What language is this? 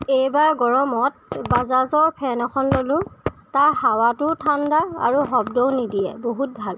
Assamese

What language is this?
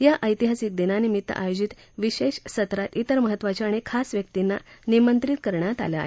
Marathi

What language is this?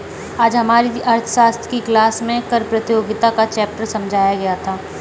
Hindi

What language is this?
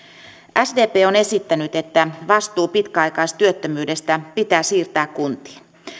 Finnish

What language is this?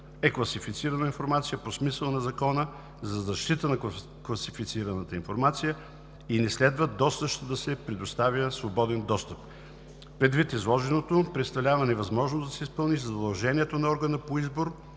Bulgarian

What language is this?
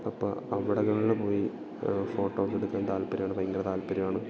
Malayalam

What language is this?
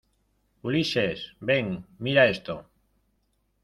Spanish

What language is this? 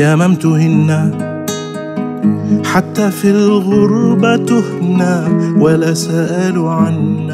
Arabic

